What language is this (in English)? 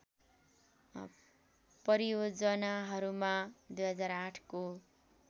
Nepali